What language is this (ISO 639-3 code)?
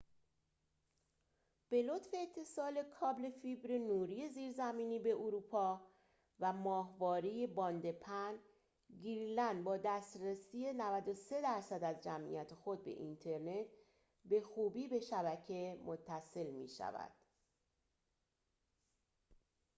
fas